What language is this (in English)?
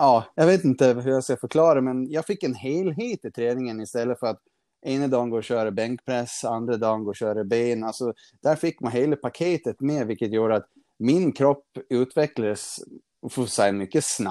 Swedish